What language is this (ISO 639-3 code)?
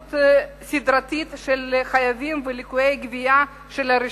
heb